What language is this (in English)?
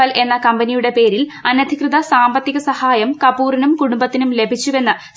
Malayalam